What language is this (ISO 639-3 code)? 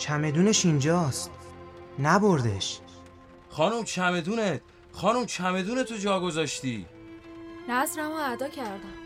fas